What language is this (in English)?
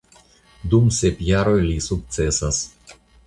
Esperanto